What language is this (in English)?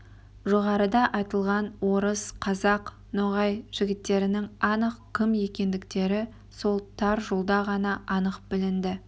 Kazakh